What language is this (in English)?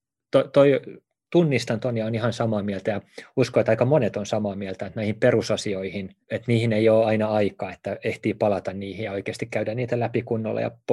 Finnish